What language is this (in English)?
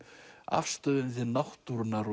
Icelandic